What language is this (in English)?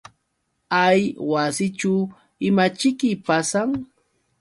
Yauyos Quechua